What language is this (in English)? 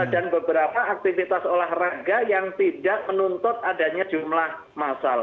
Indonesian